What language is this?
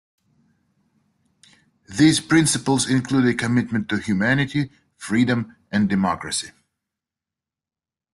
English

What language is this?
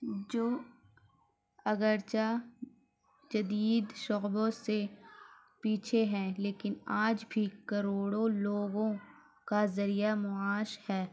Urdu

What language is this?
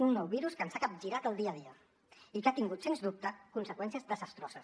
Catalan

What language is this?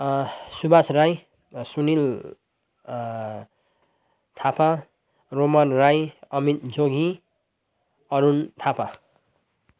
Nepali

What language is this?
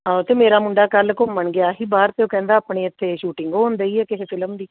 Punjabi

